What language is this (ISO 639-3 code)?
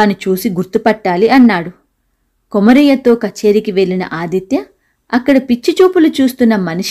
tel